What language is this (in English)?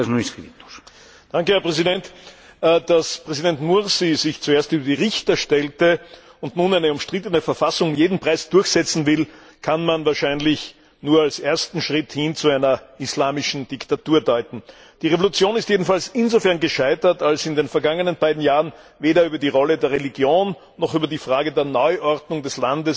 German